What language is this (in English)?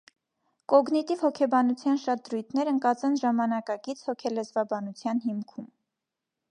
Armenian